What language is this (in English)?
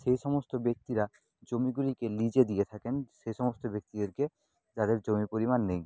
Bangla